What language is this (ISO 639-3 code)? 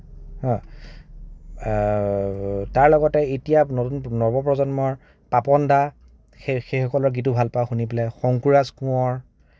asm